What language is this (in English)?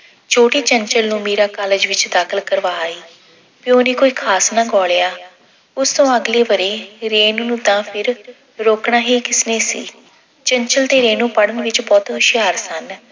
Punjabi